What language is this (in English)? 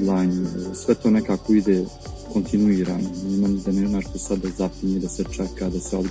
Serbian